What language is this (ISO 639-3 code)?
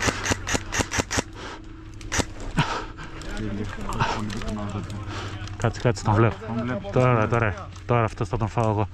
ell